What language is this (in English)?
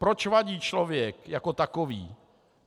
Czech